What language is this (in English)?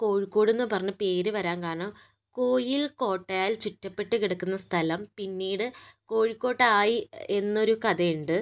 Malayalam